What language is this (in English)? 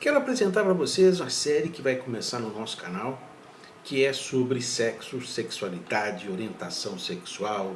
Portuguese